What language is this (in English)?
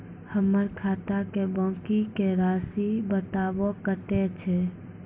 Maithili